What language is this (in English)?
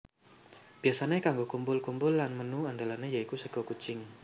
Javanese